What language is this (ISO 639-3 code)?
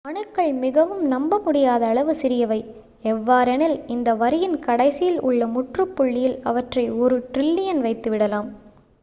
tam